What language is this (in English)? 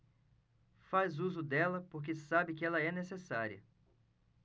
Portuguese